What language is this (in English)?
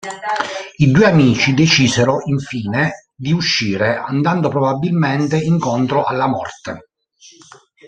Italian